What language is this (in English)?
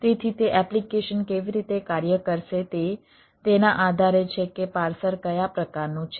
Gujarati